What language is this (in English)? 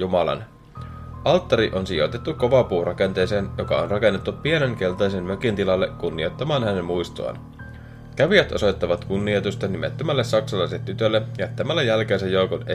Finnish